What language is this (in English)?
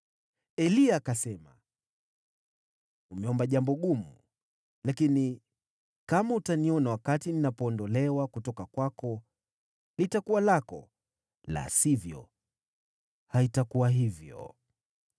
Swahili